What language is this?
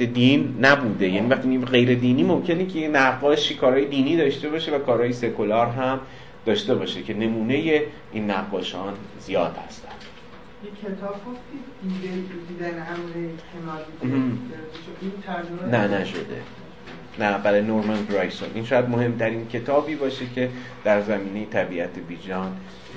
Persian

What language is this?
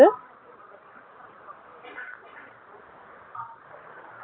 Tamil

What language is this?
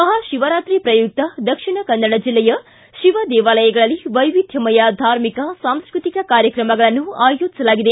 Kannada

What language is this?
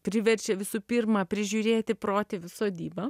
Lithuanian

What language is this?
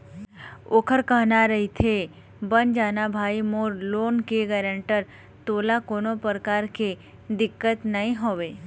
Chhattisgarhi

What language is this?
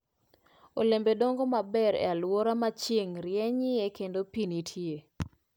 Luo (Kenya and Tanzania)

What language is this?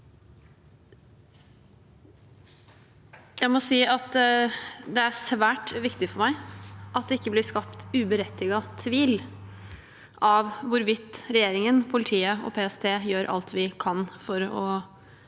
Norwegian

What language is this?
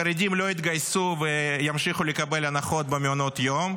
Hebrew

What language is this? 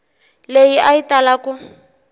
Tsonga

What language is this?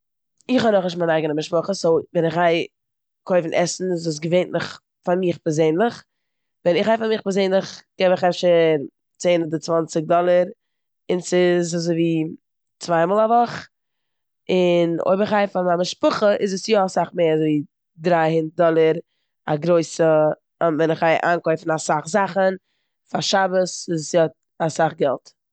Yiddish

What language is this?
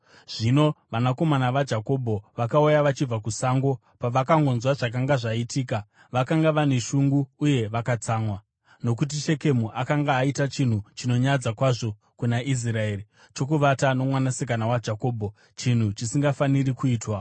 Shona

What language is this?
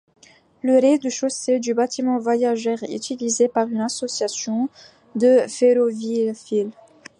French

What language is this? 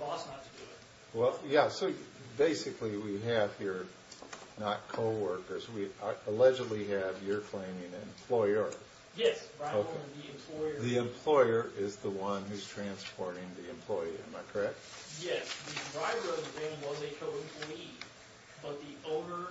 English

